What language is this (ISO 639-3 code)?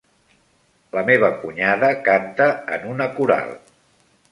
cat